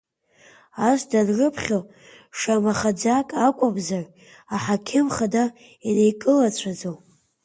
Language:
Abkhazian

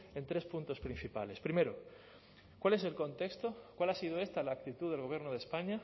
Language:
Spanish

